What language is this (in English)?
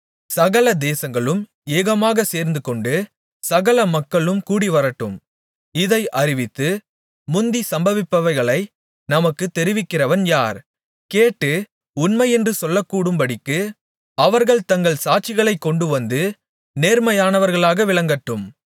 Tamil